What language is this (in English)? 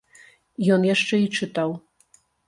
Belarusian